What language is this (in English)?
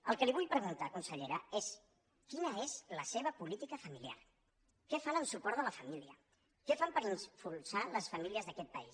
Catalan